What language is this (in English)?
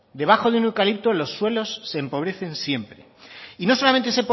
Spanish